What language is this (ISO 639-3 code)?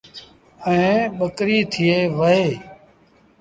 sbn